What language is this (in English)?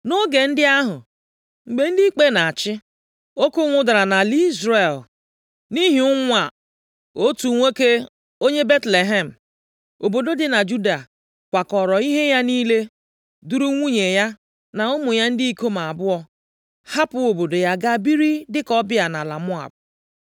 Igbo